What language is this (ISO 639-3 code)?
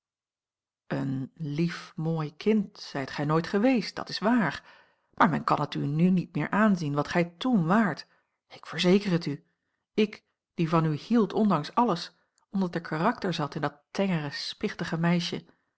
nld